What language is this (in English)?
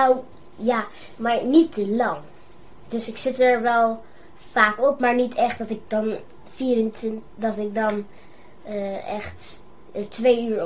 Dutch